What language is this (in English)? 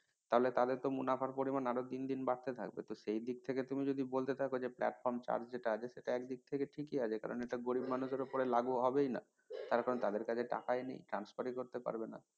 Bangla